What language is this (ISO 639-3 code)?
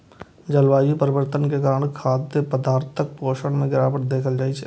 mai